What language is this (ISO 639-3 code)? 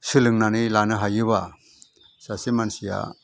brx